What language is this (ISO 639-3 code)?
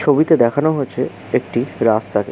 ben